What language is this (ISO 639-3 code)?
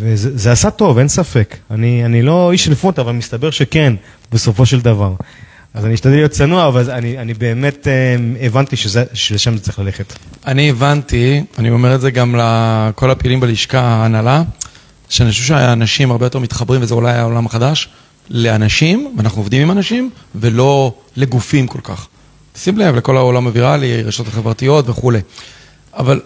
heb